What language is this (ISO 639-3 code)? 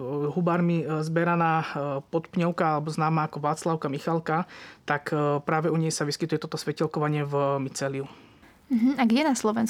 slk